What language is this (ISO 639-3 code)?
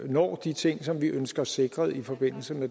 dan